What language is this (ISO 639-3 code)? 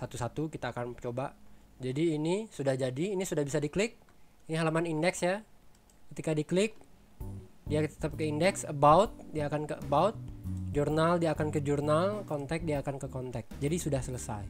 ind